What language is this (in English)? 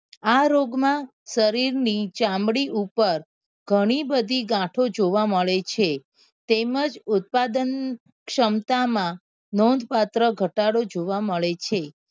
Gujarati